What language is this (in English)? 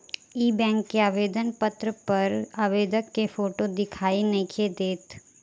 Bhojpuri